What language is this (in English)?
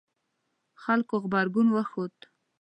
Pashto